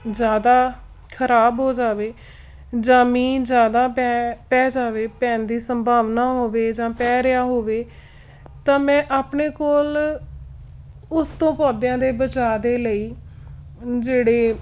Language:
Punjabi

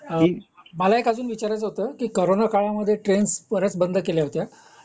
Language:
Marathi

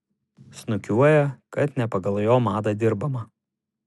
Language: Lithuanian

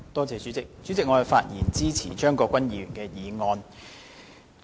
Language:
Cantonese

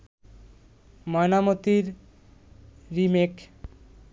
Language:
Bangla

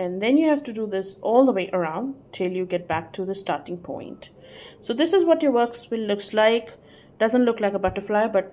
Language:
English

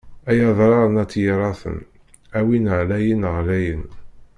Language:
Kabyle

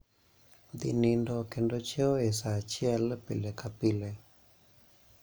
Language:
Luo (Kenya and Tanzania)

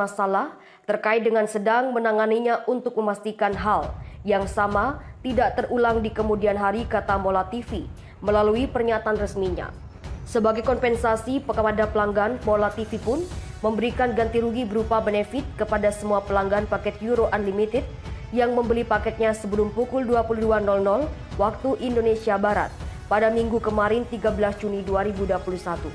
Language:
Indonesian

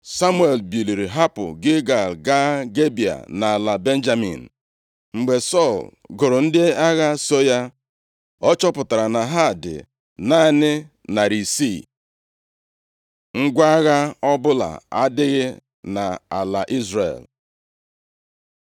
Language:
Igbo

